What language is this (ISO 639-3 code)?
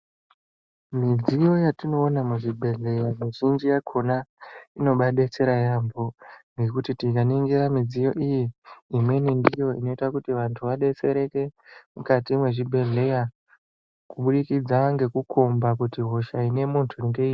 ndc